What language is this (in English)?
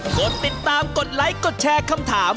Thai